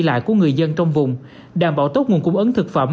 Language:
Vietnamese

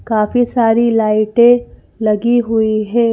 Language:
Hindi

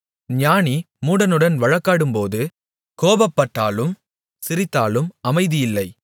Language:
Tamil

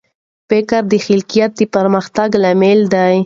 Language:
Pashto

